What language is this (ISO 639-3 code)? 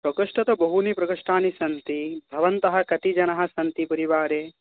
san